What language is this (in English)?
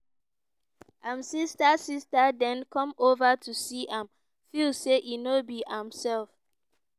Nigerian Pidgin